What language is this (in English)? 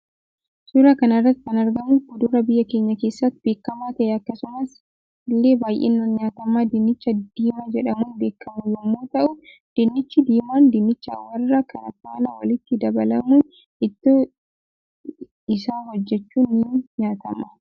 Oromo